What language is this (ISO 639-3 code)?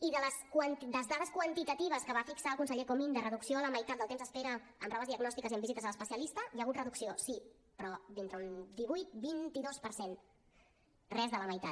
cat